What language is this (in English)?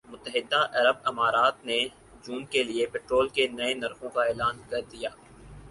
Urdu